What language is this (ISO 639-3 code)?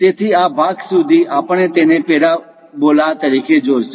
guj